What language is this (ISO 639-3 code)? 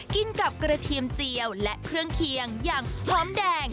tha